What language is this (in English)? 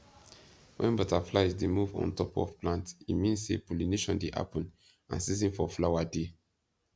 Nigerian Pidgin